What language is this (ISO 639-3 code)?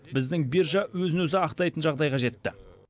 kaz